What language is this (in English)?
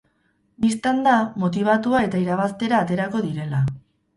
Basque